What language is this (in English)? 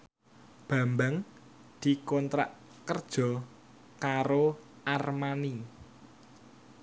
Javanese